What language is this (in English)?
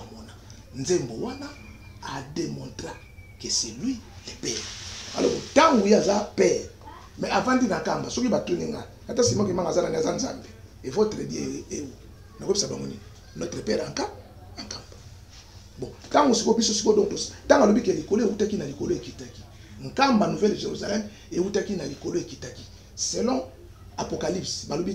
French